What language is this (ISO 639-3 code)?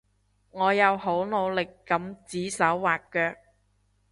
yue